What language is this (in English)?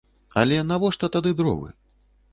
Belarusian